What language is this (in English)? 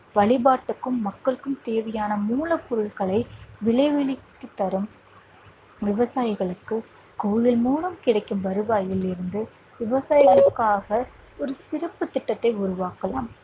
Tamil